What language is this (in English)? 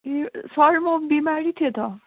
Nepali